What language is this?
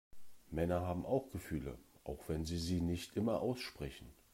German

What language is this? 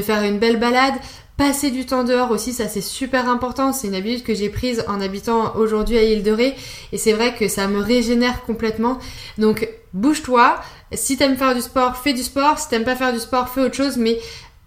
French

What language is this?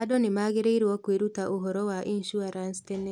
Kikuyu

